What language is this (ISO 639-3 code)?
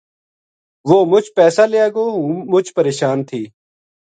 gju